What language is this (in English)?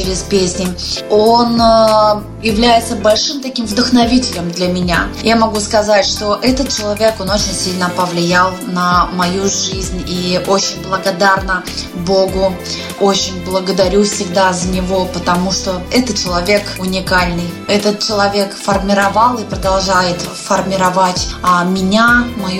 Russian